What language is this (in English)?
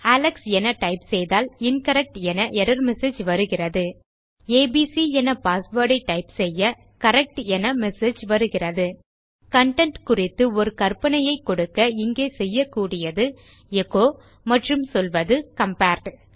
Tamil